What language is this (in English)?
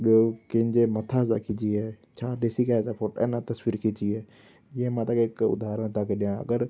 Sindhi